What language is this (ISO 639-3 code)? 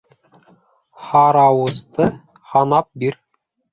bak